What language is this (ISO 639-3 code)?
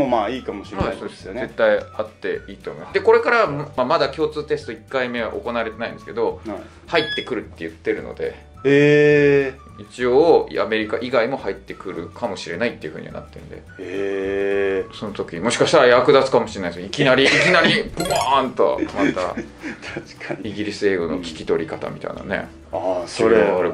jpn